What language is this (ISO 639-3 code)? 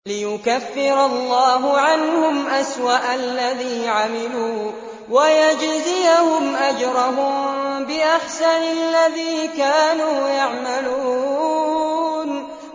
ara